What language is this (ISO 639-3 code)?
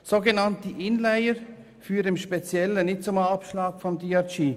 gsw